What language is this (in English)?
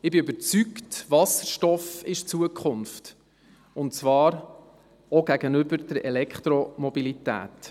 Swiss German